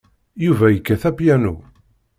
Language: Kabyle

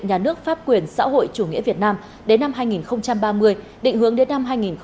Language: Vietnamese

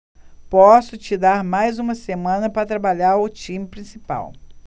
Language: Portuguese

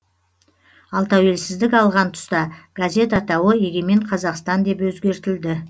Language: Kazakh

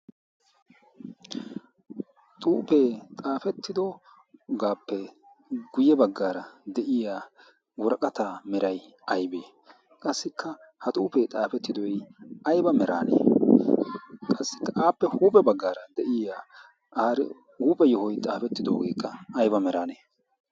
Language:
Wolaytta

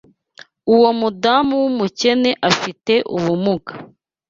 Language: Kinyarwanda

